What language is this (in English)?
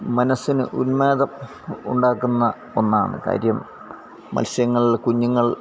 Malayalam